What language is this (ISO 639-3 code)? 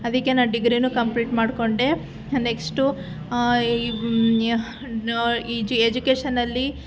kan